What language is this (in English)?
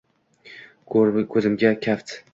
Uzbek